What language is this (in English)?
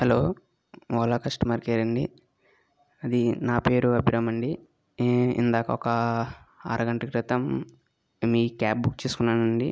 Telugu